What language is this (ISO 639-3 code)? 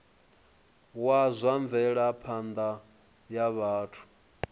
ven